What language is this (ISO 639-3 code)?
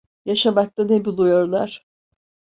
tur